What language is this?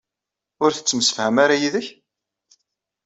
Kabyle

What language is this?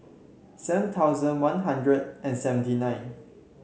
English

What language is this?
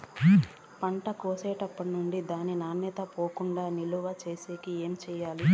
Telugu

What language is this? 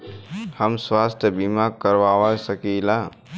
Bhojpuri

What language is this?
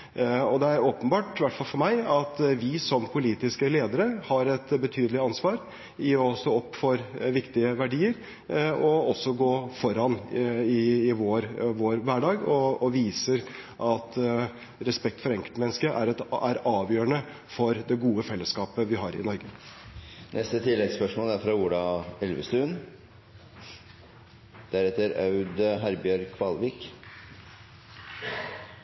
Norwegian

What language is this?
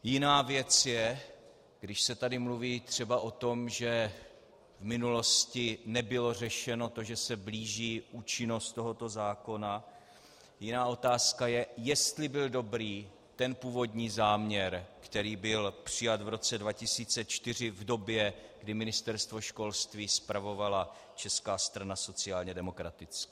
Czech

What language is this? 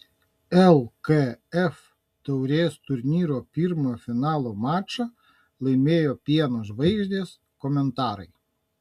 Lithuanian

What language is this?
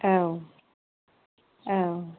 Bodo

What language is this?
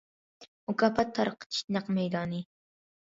Uyghur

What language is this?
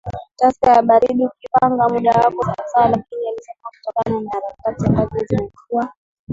Swahili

